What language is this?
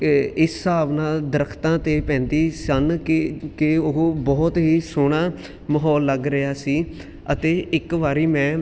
Punjabi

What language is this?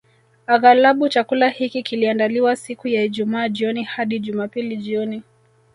Swahili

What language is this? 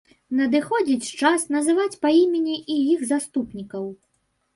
Belarusian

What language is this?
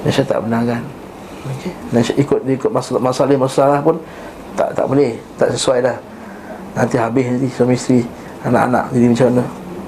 Malay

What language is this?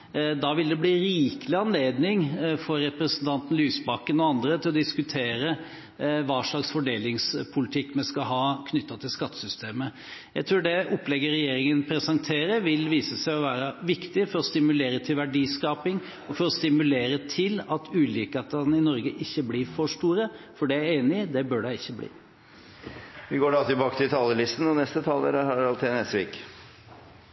Norwegian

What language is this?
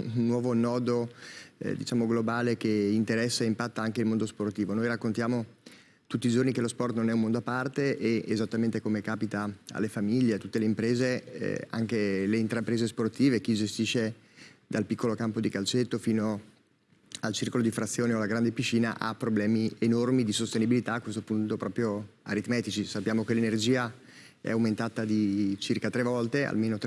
Italian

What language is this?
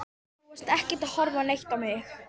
Icelandic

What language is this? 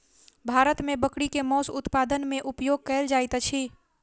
Maithili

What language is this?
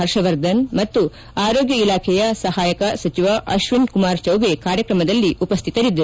Kannada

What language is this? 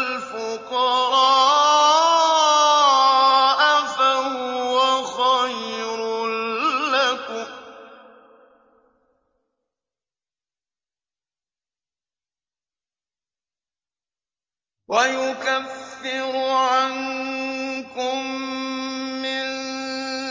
Arabic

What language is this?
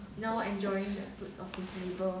English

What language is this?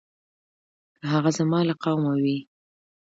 Pashto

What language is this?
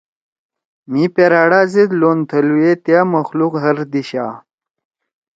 Torwali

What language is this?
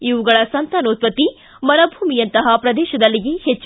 Kannada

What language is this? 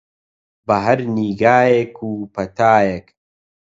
Central Kurdish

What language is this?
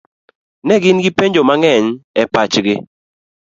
Luo (Kenya and Tanzania)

